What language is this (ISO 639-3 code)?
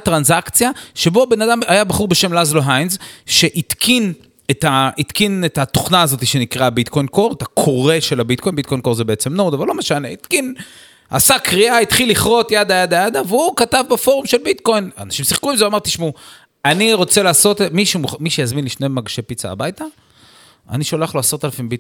heb